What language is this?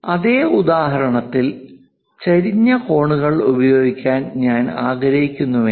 Malayalam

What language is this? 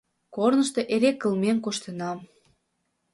Mari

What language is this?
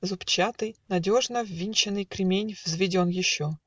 Russian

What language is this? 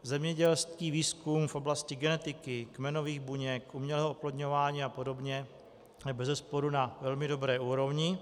Czech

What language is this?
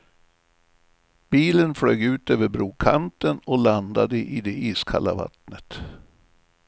Swedish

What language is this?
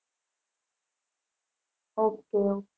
Gujarati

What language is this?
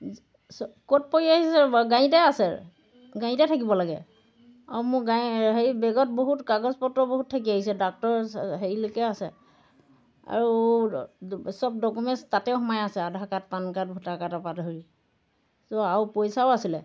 Assamese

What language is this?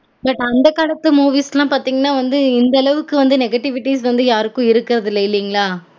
Tamil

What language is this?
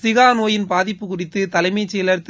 Tamil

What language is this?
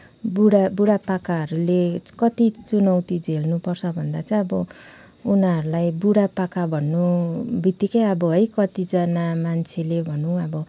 Nepali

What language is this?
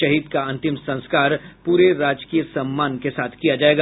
Hindi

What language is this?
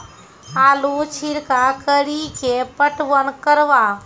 Maithili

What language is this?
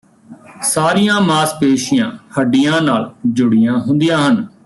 Punjabi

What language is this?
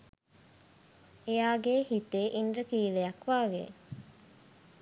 Sinhala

